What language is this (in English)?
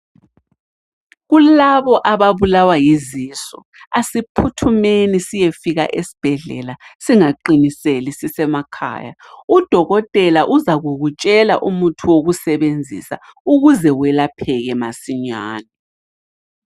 North Ndebele